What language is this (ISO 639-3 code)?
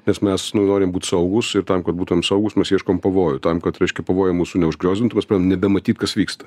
lit